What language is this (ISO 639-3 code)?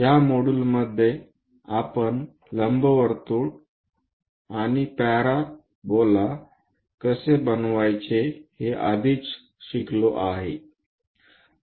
mar